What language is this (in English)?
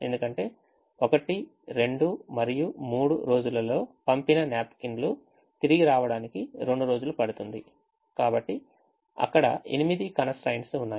Telugu